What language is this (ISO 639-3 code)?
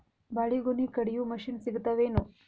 kan